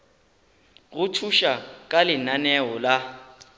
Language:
Northern Sotho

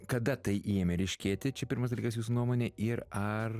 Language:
Lithuanian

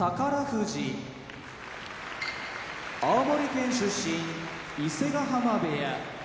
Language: Japanese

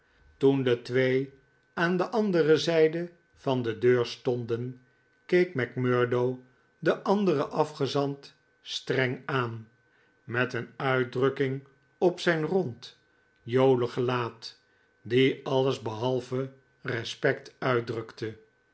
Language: Dutch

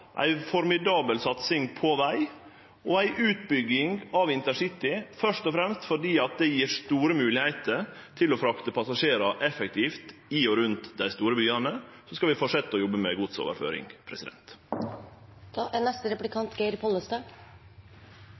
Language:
Norwegian Nynorsk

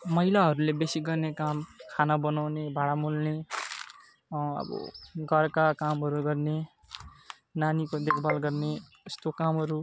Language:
Nepali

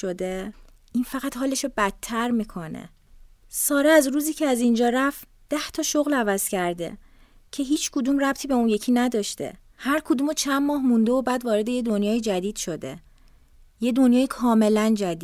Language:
Persian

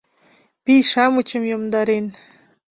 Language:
Mari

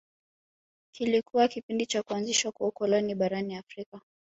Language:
Swahili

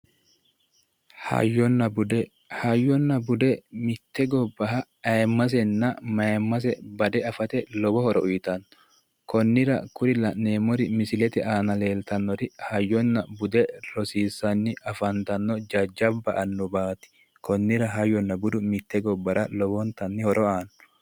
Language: Sidamo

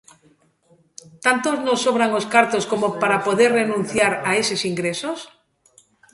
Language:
Galician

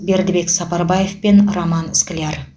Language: Kazakh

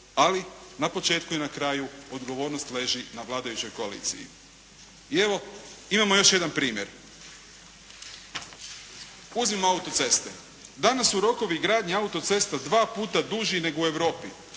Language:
Croatian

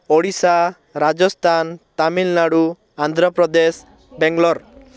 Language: Odia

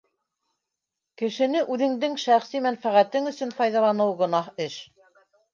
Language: Bashkir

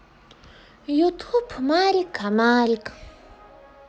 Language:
Russian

